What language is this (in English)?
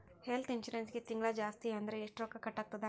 Kannada